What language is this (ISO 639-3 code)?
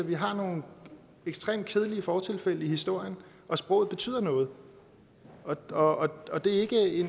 dan